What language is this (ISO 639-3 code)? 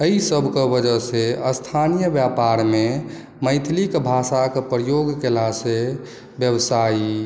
mai